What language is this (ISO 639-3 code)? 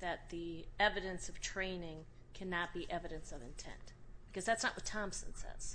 eng